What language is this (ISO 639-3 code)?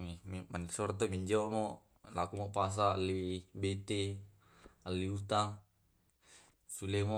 rob